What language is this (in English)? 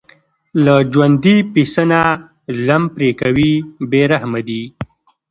Pashto